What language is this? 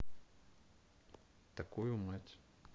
Russian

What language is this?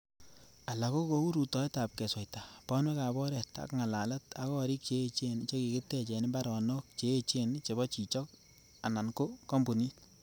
Kalenjin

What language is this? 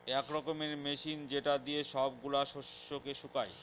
Bangla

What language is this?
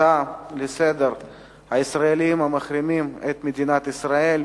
Hebrew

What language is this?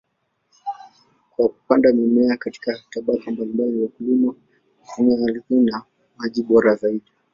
Swahili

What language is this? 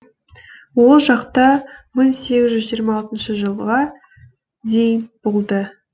Kazakh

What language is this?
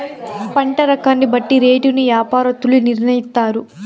Telugu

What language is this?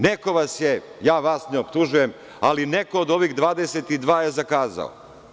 Serbian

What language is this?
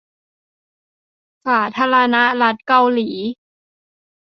Thai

